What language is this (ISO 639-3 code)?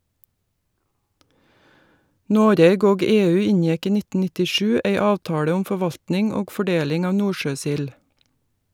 nor